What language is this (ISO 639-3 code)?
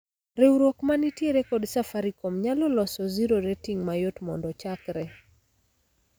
luo